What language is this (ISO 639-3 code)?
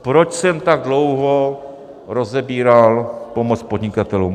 ces